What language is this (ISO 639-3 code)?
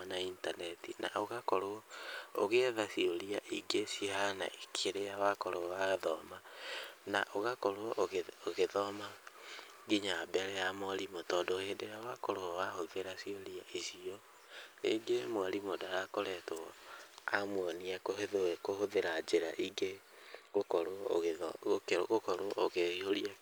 kik